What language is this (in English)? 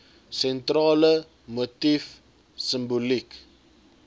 Afrikaans